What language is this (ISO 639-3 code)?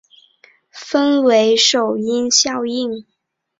zho